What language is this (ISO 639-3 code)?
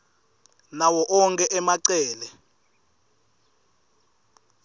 ssw